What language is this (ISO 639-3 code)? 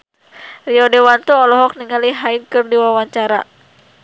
sun